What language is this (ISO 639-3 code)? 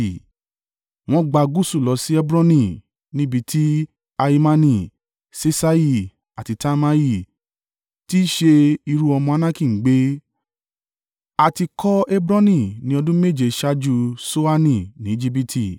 yor